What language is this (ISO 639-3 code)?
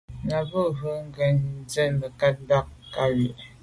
byv